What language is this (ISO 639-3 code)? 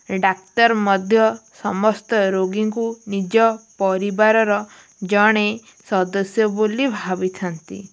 ori